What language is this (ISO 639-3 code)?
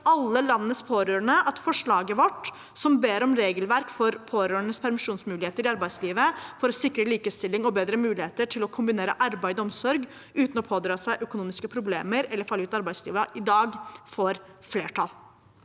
nor